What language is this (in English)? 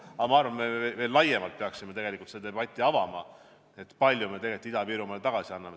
Estonian